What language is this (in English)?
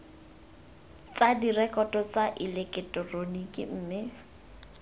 Tswana